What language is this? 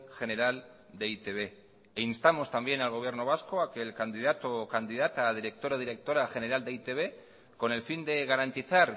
Spanish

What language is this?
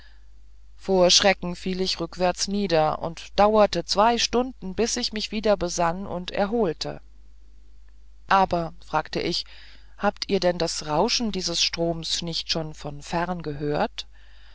German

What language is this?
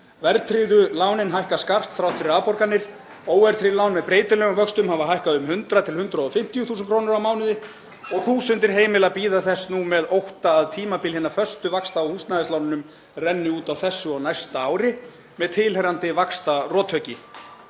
Icelandic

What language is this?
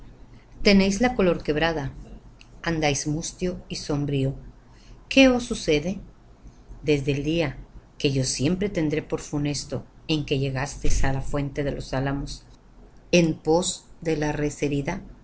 Spanish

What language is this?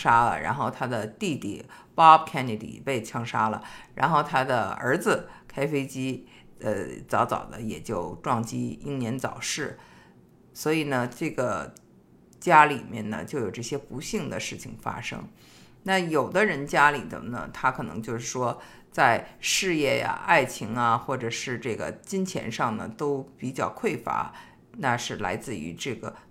Chinese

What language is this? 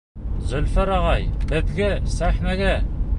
Bashkir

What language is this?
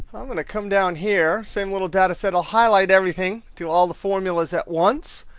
English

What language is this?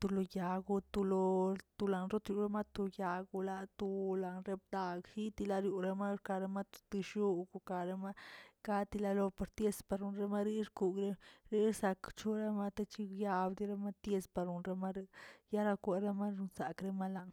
Tilquiapan Zapotec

